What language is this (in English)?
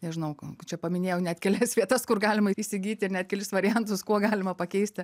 Lithuanian